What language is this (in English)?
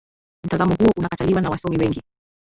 Swahili